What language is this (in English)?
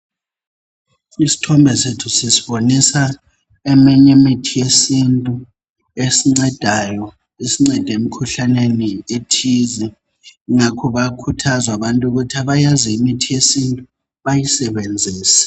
North Ndebele